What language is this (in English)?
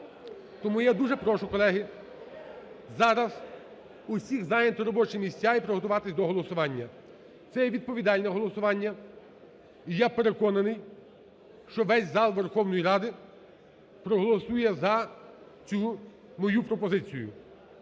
Ukrainian